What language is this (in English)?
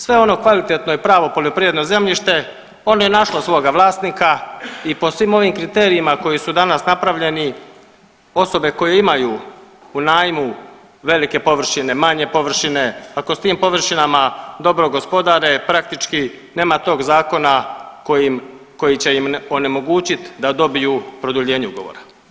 Croatian